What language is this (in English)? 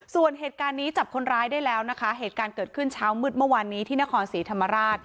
Thai